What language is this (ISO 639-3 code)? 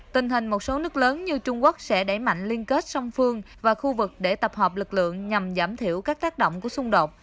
vie